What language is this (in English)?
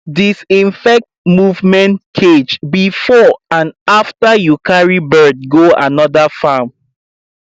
Nigerian Pidgin